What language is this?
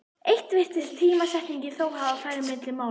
Icelandic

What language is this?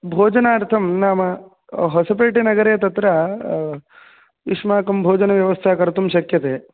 Sanskrit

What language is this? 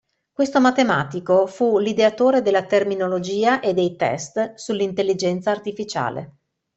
Italian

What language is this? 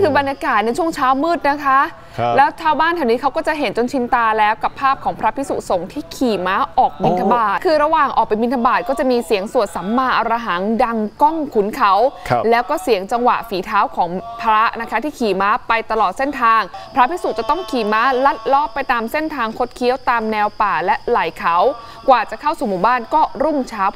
Thai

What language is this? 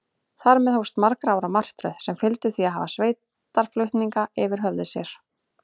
Icelandic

